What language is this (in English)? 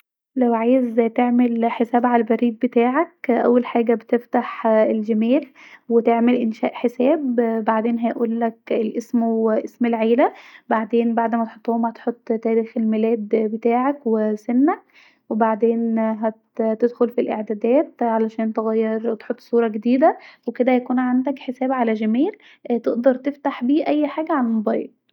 Egyptian Arabic